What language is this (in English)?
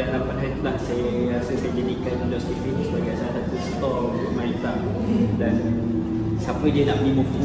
Malay